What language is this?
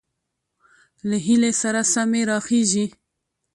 Pashto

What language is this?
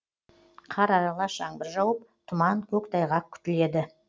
Kazakh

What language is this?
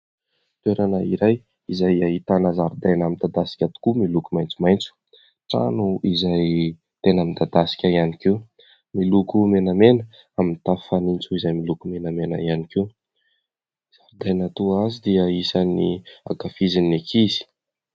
Malagasy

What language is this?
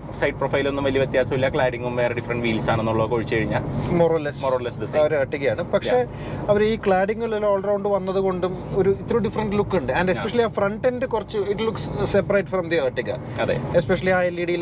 Malayalam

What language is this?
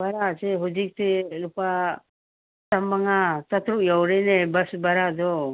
Manipuri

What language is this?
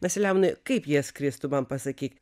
Lithuanian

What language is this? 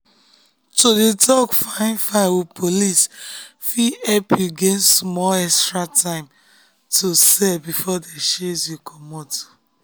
Nigerian Pidgin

